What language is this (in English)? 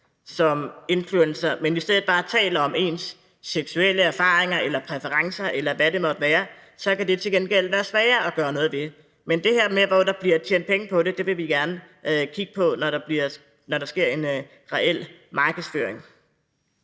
Danish